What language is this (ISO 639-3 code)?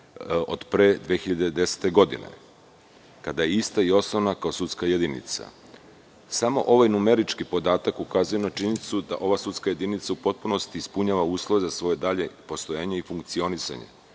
srp